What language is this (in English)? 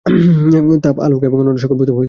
Bangla